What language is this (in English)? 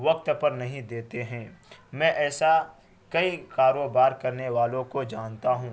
Urdu